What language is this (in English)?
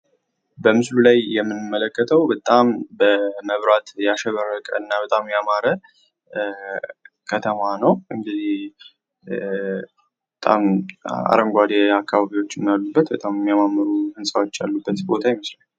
Amharic